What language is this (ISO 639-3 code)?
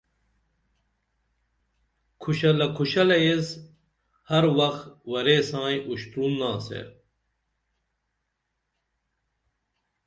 dml